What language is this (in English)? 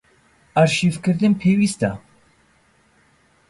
Central Kurdish